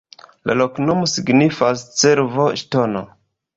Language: Esperanto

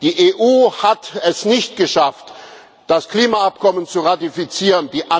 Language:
German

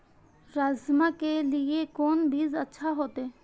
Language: Maithili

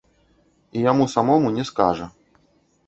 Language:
Belarusian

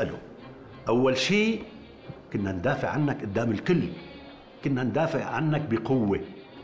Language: Arabic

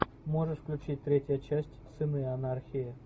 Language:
Russian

